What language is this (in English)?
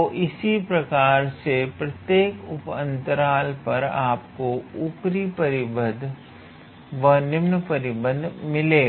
Hindi